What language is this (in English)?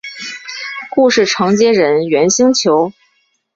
Chinese